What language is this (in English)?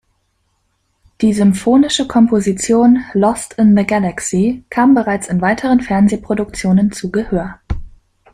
German